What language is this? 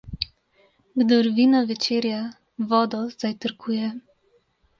Slovenian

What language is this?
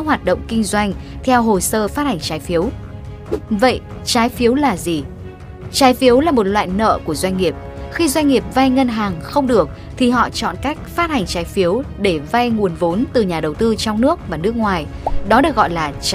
Vietnamese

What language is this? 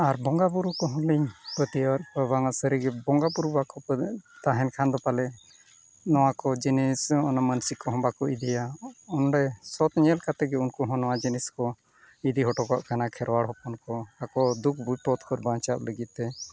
Santali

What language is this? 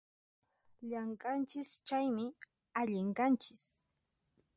Puno Quechua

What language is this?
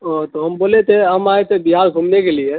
Urdu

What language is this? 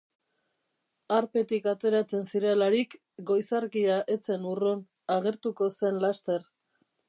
Basque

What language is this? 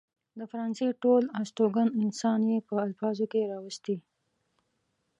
Pashto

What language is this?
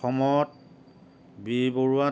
Assamese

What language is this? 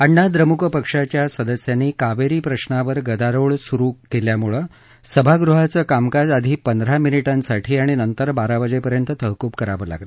Marathi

